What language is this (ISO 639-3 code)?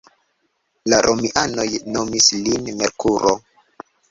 epo